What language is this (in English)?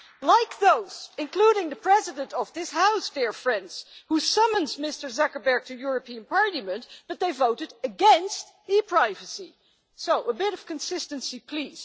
English